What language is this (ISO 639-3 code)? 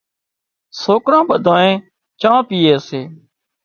kxp